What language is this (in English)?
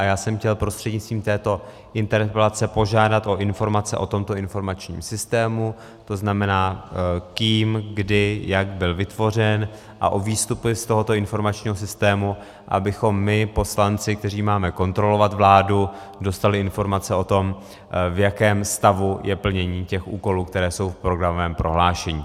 Czech